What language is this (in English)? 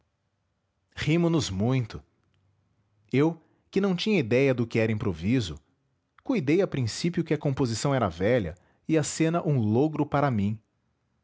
Portuguese